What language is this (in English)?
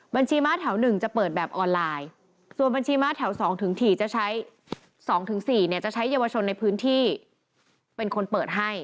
Thai